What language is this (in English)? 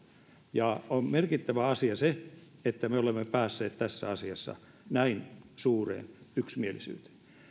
Finnish